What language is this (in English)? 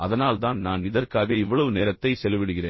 Tamil